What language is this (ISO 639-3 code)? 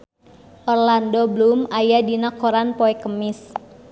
sun